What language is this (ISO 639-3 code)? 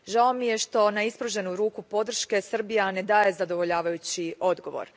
hrv